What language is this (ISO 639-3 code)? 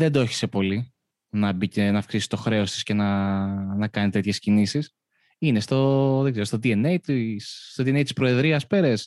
ell